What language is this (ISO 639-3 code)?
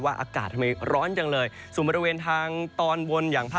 tha